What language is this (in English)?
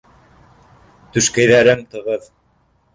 Bashkir